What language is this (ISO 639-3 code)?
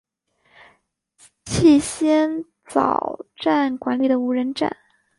zho